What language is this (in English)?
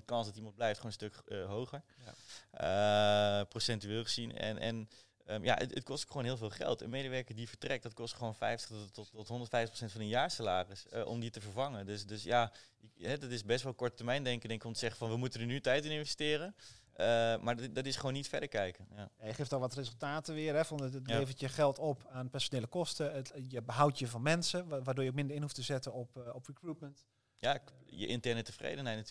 Dutch